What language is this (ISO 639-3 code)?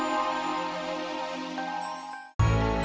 ind